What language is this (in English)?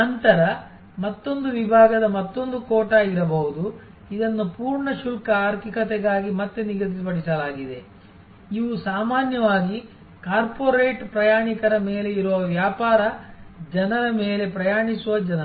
Kannada